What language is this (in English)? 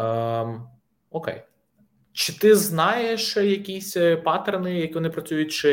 Ukrainian